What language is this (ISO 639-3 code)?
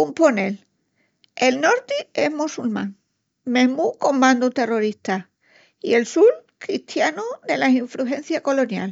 ext